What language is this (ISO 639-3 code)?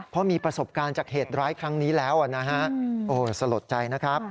tha